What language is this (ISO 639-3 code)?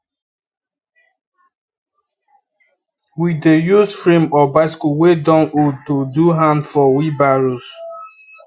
pcm